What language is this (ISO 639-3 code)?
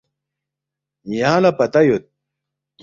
bft